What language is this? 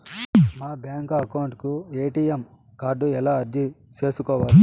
Telugu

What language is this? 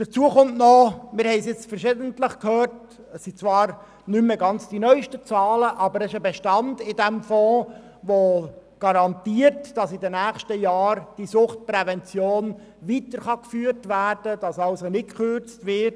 Swiss German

